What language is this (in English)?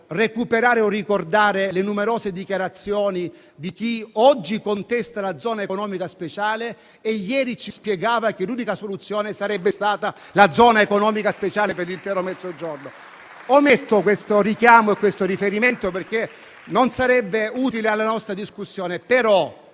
Italian